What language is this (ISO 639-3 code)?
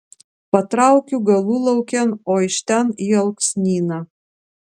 lit